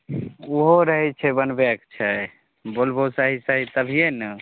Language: Maithili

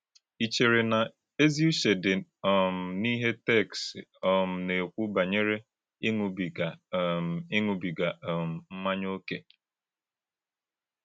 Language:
Igbo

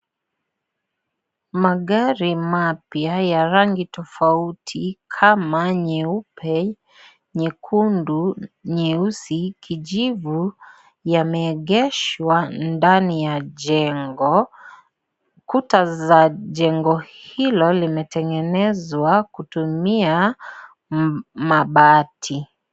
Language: Swahili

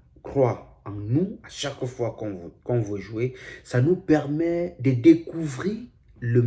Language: French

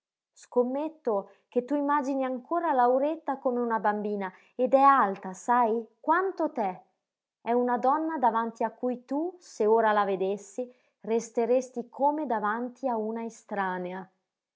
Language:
Italian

